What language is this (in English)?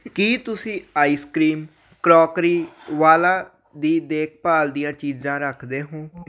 Punjabi